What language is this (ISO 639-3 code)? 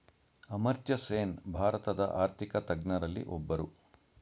kan